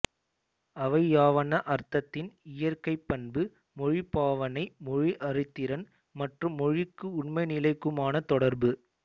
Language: Tamil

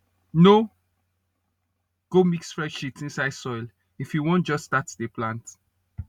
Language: Nigerian Pidgin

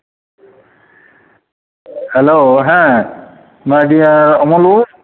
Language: Santali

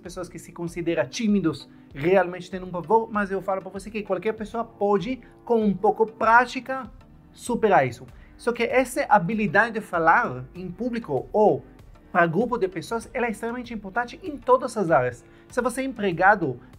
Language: Portuguese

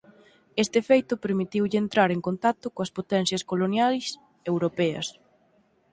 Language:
Galician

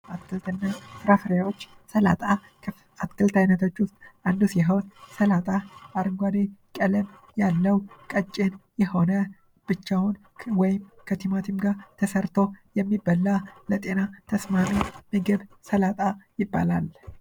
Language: Amharic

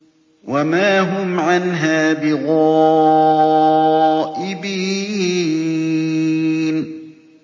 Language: Arabic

